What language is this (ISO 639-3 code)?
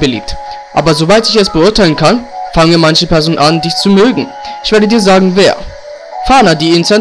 deu